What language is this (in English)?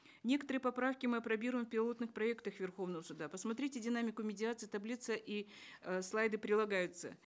Kazakh